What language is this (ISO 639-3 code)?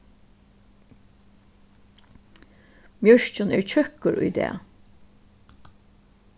fao